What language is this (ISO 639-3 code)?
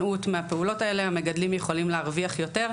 heb